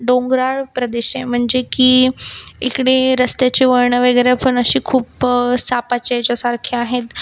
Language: Marathi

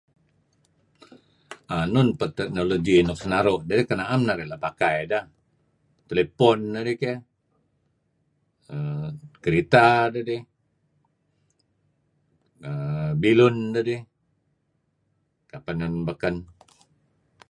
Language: Kelabit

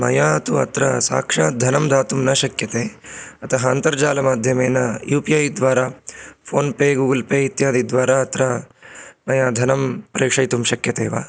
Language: Sanskrit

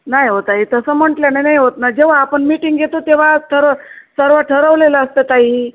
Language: Marathi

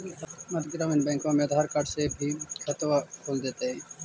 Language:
Magahi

